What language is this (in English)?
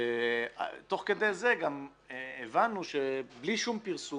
Hebrew